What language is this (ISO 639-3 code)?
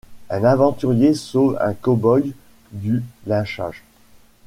fra